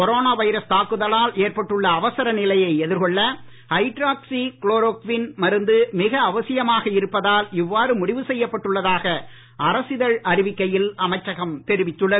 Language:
Tamil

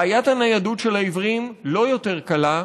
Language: Hebrew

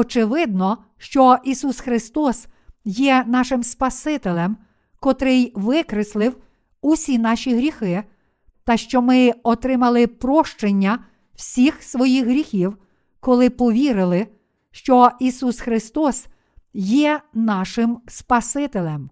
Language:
Ukrainian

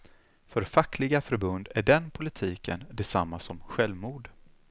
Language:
Swedish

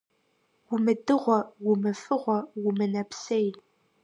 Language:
Kabardian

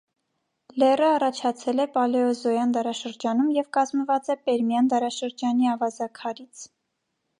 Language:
Armenian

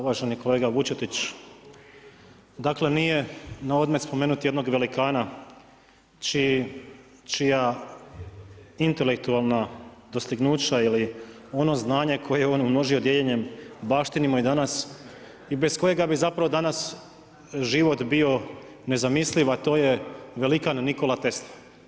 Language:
Croatian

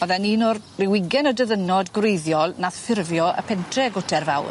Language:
Welsh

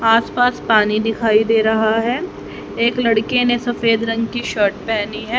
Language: Hindi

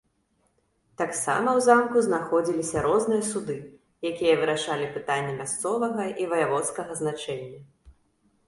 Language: Belarusian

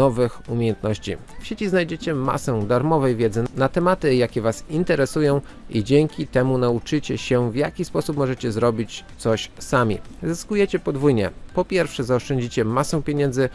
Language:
Polish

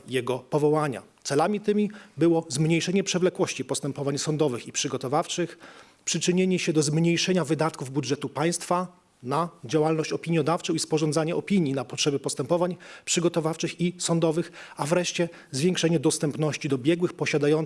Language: Polish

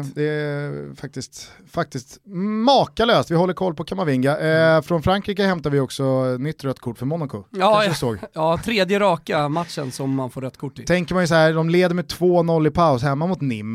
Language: Swedish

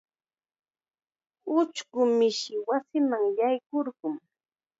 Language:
Chiquián Ancash Quechua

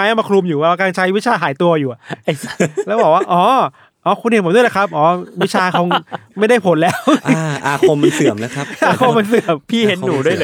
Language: Thai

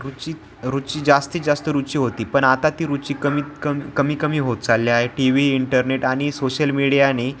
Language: Marathi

